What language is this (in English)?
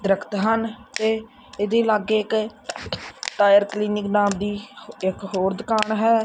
Punjabi